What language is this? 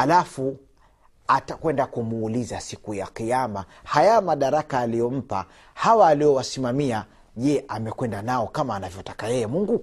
Swahili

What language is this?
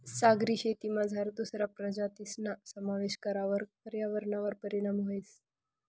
Marathi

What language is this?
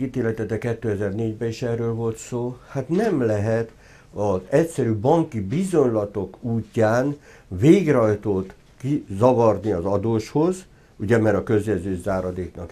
Hungarian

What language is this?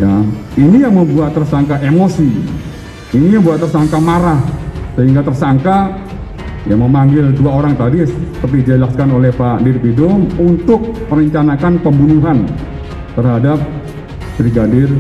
Indonesian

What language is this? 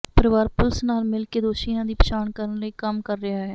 Punjabi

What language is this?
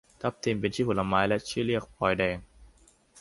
Thai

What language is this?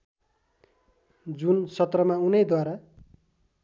Nepali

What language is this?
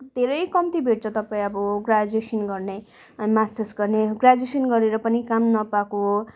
Nepali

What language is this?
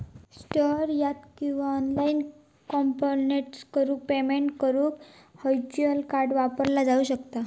Marathi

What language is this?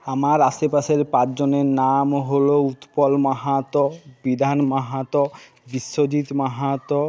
Bangla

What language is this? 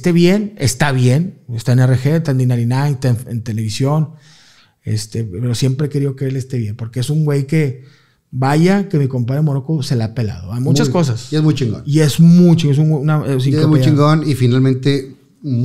Spanish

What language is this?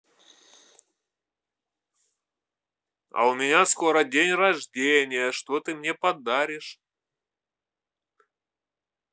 Russian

